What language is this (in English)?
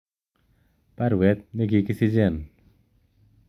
Kalenjin